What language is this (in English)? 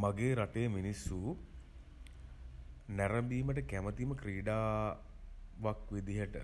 Sinhala